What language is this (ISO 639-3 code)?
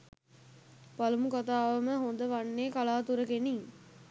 sin